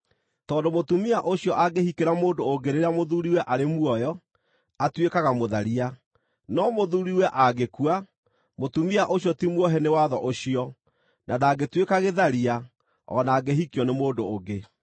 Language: Kikuyu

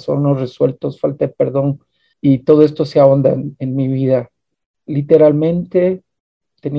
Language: Spanish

